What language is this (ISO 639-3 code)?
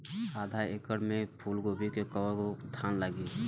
bho